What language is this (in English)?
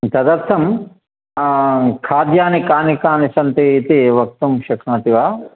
Sanskrit